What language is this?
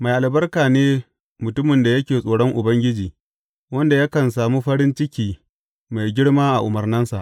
Hausa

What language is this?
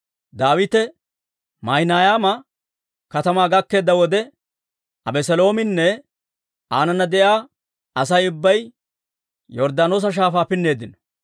Dawro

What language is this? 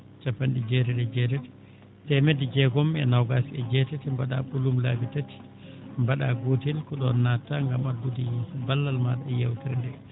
Fula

